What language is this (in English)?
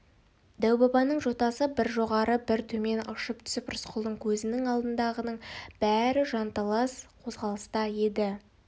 Kazakh